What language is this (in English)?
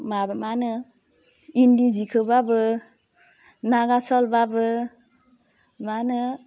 Bodo